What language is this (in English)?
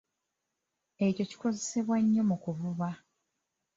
Ganda